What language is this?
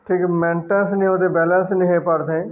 Odia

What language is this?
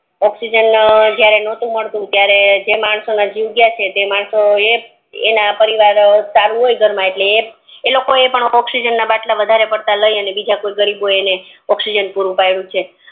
Gujarati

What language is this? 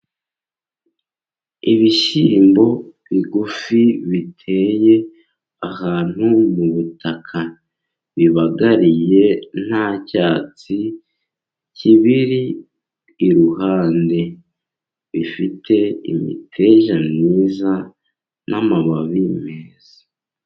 Kinyarwanda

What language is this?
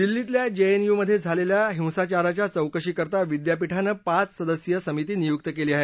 Marathi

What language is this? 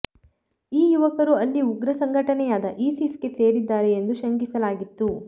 Kannada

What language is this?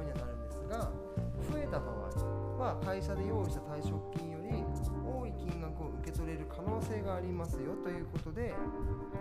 Japanese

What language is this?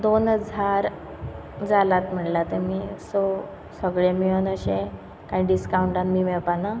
Konkani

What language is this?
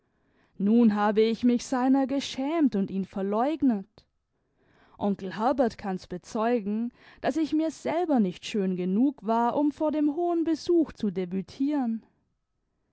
German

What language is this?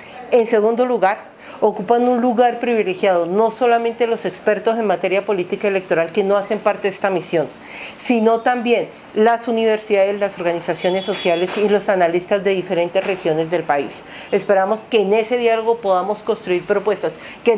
Spanish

